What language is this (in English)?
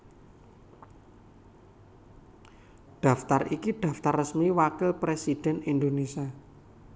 Javanese